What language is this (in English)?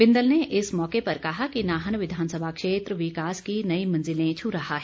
Hindi